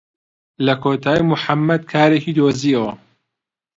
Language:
Central Kurdish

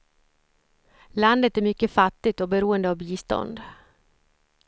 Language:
Swedish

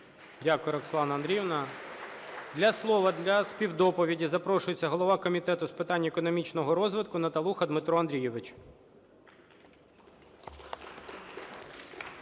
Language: Ukrainian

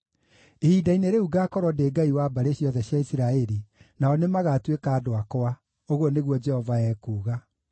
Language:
Kikuyu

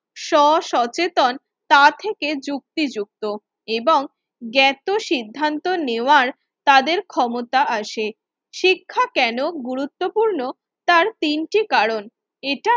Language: Bangla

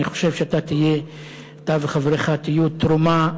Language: Hebrew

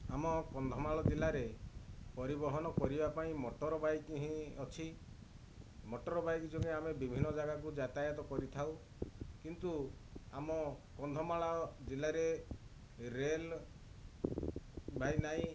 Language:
Odia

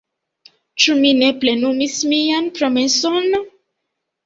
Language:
Esperanto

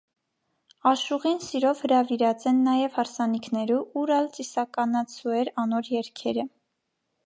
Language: Armenian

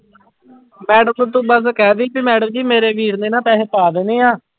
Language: Punjabi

